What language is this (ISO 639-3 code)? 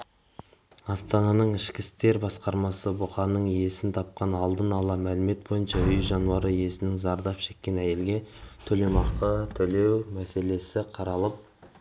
kaz